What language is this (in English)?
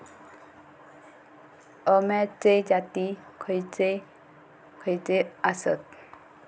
Marathi